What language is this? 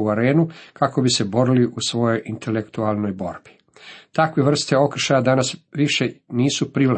Croatian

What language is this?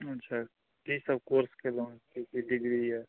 Maithili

